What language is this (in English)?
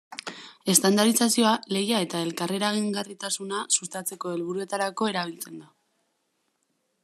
Basque